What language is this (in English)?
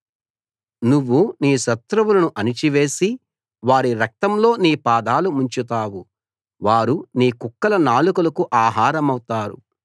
Telugu